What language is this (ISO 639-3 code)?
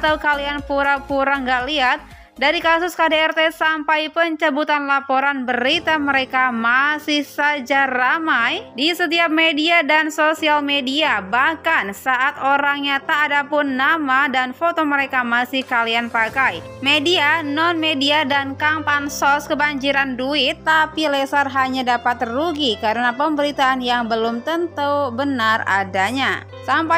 ind